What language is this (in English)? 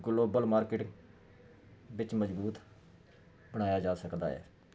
Punjabi